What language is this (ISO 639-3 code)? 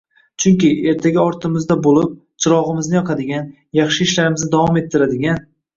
uzb